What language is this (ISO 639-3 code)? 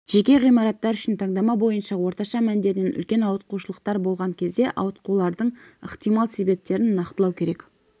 kaz